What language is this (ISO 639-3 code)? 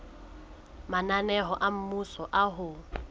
sot